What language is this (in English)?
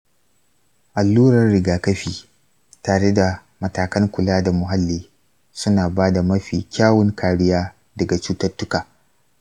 Hausa